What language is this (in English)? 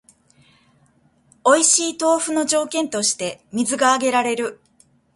Japanese